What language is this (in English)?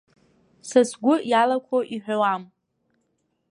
Abkhazian